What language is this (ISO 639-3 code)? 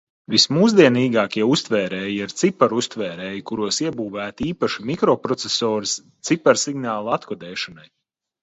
lav